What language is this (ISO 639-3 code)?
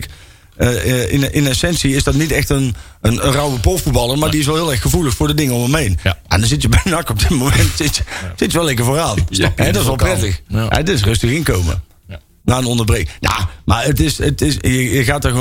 nld